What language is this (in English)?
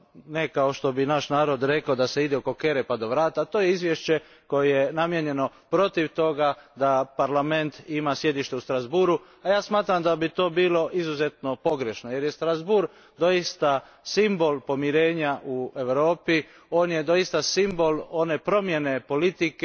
Croatian